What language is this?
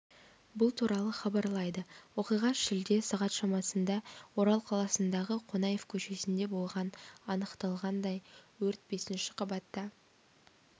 Kazakh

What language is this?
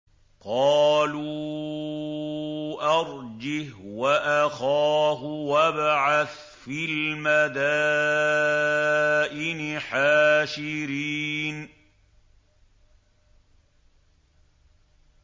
Arabic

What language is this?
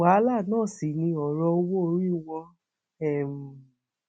Yoruba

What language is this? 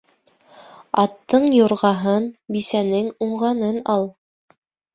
Bashkir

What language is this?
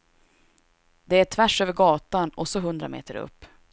Swedish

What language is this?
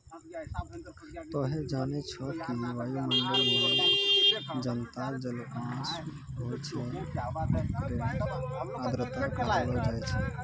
Maithili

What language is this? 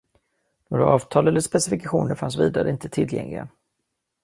Swedish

